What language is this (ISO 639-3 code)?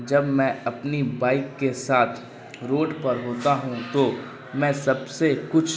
urd